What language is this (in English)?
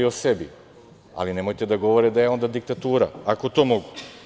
Serbian